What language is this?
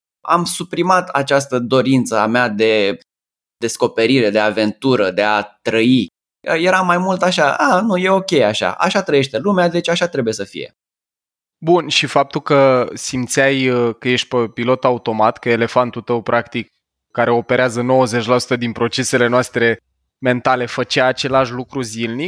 Romanian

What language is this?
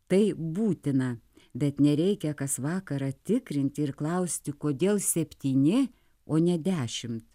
Lithuanian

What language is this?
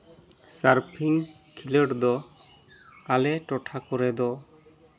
Santali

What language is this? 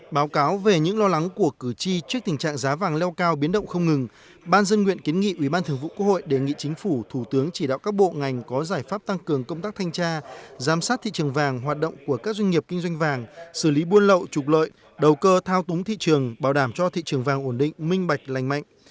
Vietnamese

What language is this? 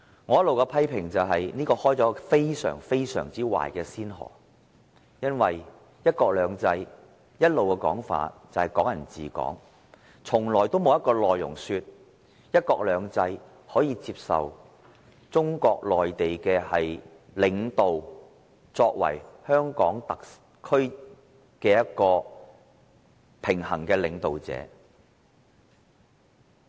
Cantonese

